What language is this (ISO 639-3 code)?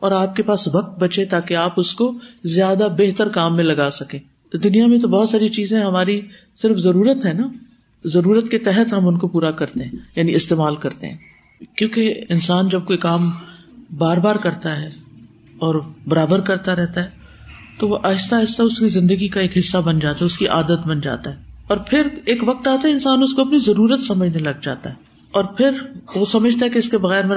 urd